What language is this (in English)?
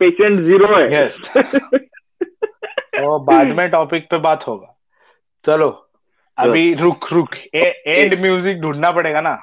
Hindi